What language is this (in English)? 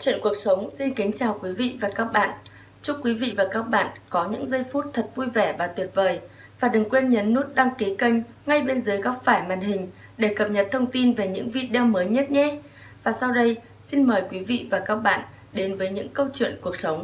Vietnamese